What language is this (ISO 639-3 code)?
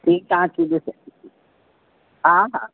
snd